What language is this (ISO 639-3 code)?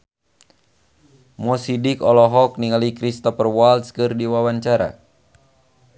sun